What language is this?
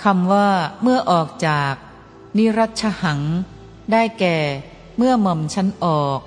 Thai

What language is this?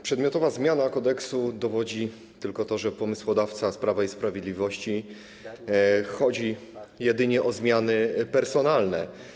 Polish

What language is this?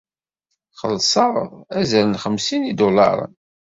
Kabyle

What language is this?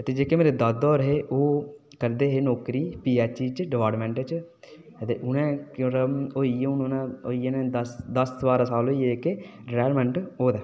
Dogri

